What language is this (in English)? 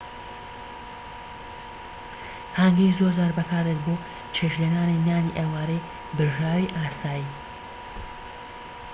Central Kurdish